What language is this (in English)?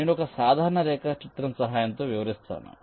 Telugu